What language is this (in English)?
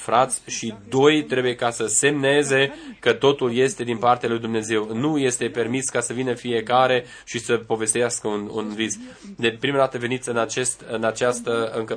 Romanian